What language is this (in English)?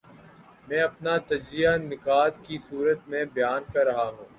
Urdu